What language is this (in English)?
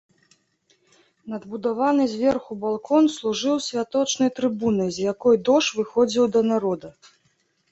Belarusian